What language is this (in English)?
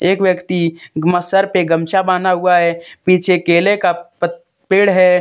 Hindi